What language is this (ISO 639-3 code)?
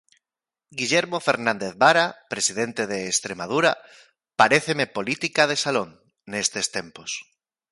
glg